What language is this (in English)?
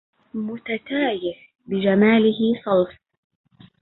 Arabic